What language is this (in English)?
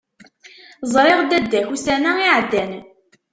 Kabyle